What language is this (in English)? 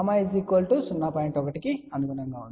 Telugu